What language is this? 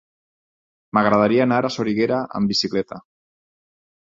Catalan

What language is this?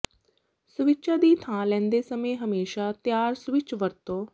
Punjabi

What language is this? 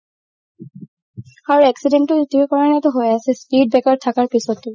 Assamese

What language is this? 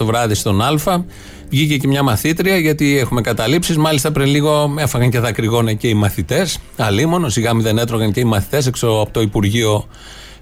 Greek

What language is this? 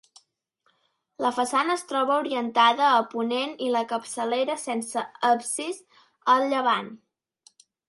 Catalan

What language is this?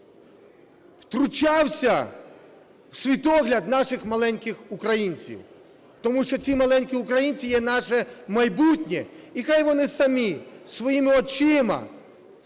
Ukrainian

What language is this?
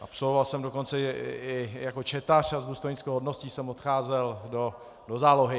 Czech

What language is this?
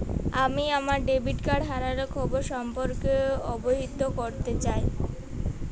Bangla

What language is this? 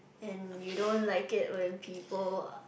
English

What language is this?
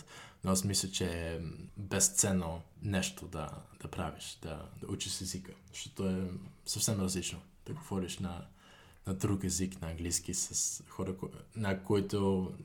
Bulgarian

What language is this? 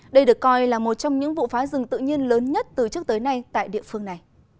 Vietnamese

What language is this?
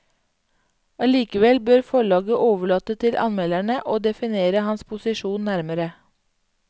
Norwegian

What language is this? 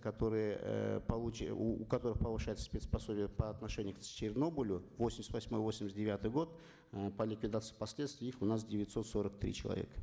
Kazakh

